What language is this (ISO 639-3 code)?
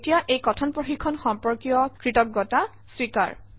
asm